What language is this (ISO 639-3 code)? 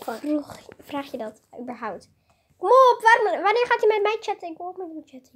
nld